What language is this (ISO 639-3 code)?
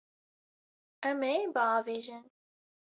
kur